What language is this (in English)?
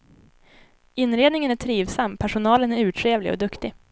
Swedish